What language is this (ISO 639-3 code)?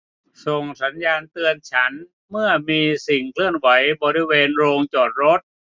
tha